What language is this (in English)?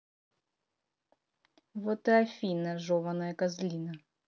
Russian